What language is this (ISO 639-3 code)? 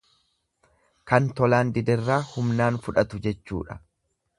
orm